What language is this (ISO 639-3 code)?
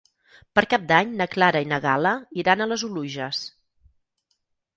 cat